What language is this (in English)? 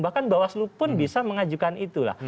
Indonesian